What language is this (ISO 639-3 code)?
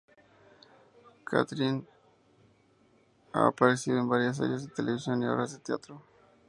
spa